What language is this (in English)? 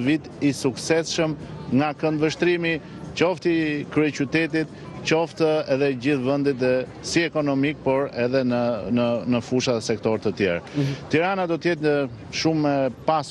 Romanian